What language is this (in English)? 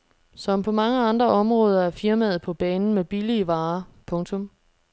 Danish